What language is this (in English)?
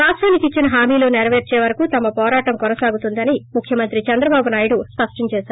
Telugu